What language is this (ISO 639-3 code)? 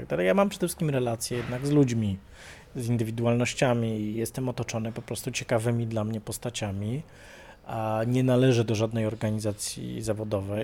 pol